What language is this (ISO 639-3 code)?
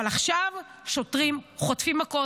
heb